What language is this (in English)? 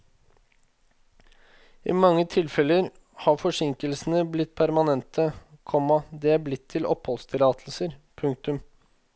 Norwegian